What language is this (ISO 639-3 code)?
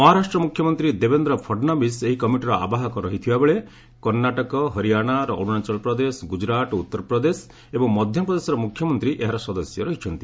ori